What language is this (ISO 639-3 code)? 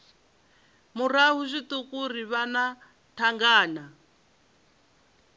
ven